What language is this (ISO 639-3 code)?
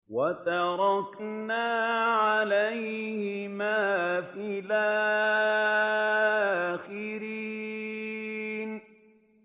ara